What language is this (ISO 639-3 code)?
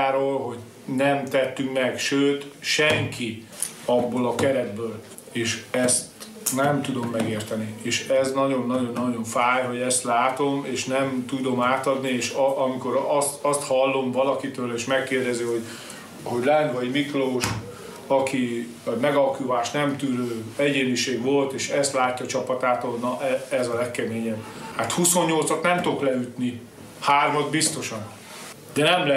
hun